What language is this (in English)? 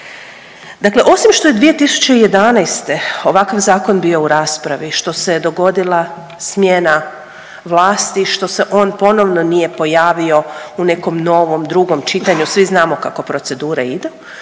Croatian